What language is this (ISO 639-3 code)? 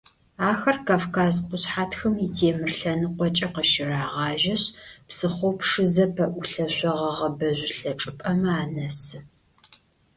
ady